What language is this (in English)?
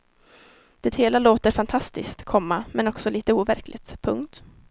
Swedish